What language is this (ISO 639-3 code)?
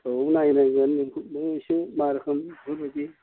brx